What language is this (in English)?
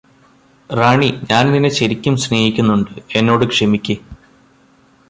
Malayalam